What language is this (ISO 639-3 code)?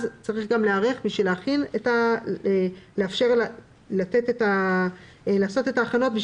heb